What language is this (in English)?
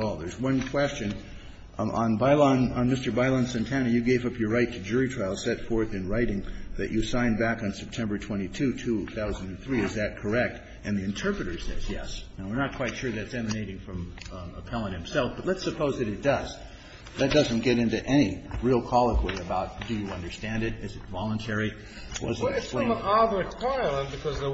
English